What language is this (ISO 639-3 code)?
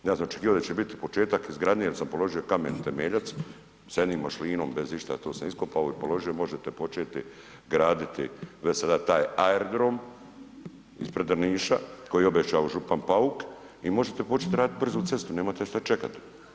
hrv